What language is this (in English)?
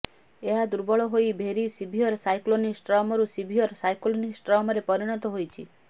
Odia